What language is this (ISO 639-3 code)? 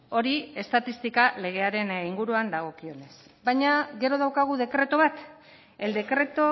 eus